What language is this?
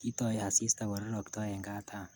Kalenjin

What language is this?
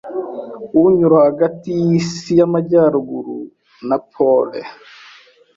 Kinyarwanda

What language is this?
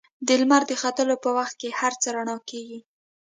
Pashto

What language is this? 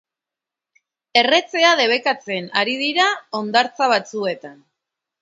Basque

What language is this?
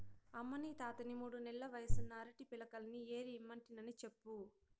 Telugu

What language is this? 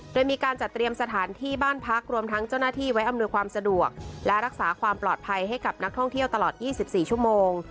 Thai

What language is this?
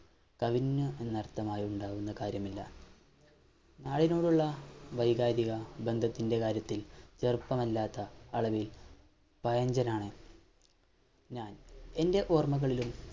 Malayalam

